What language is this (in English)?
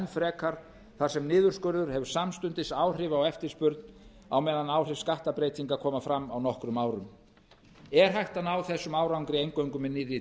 Icelandic